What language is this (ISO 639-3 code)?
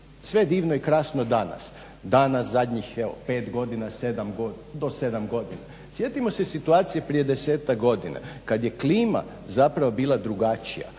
hrv